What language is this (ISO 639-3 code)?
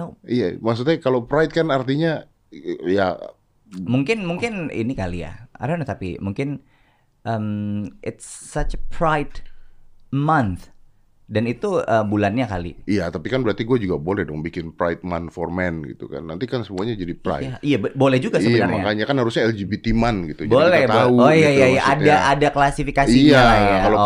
ind